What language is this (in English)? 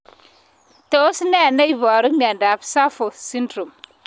Kalenjin